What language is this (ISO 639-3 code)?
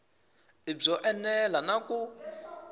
tso